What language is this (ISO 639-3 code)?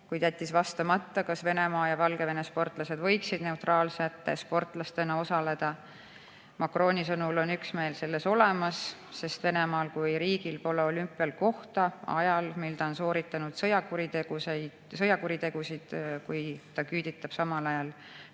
est